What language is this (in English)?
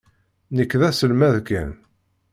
Kabyle